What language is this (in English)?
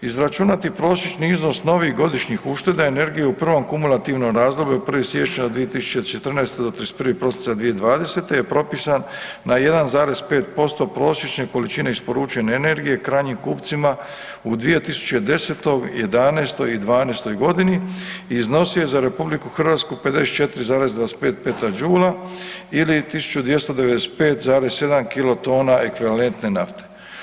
Croatian